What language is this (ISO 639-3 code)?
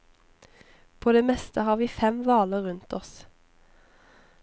nor